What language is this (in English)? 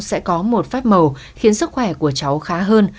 Vietnamese